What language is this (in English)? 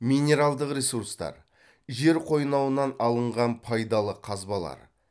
Kazakh